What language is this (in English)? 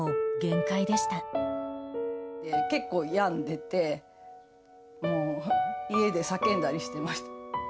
Japanese